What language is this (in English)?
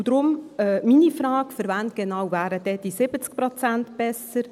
Swiss German